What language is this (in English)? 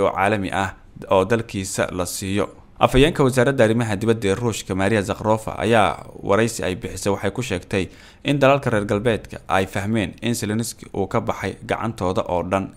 Arabic